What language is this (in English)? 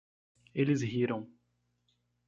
Portuguese